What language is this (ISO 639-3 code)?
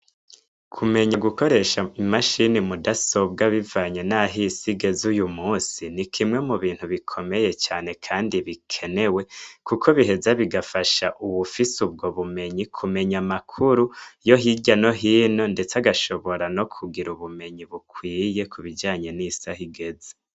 run